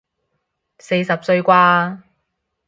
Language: Cantonese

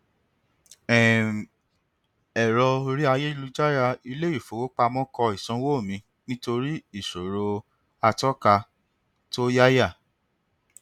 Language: Yoruba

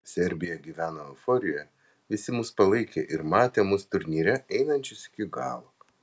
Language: Lithuanian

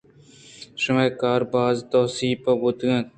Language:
Eastern Balochi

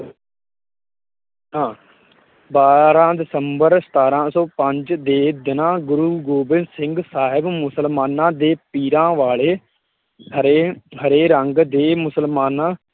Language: Punjabi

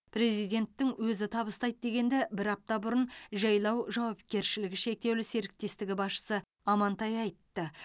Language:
Kazakh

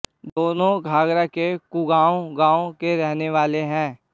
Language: Hindi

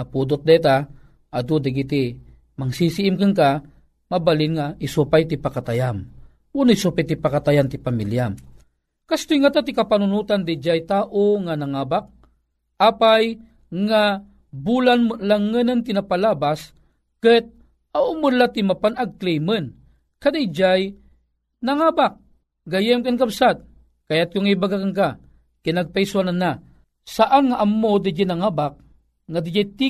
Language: Filipino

